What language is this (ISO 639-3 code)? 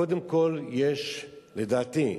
heb